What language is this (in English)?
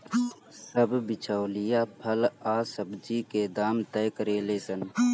Bhojpuri